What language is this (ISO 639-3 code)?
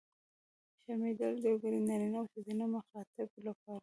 pus